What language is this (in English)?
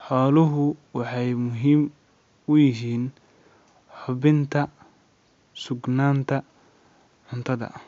Somali